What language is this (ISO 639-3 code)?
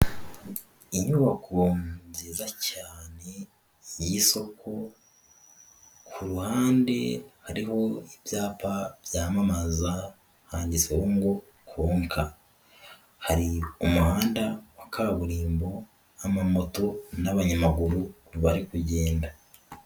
kin